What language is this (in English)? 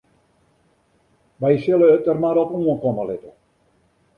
Western Frisian